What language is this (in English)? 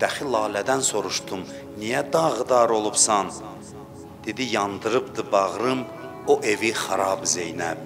Turkish